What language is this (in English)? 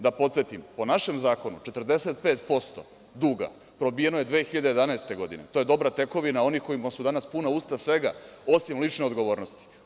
Serbian